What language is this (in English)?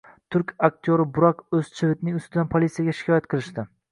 Uzbek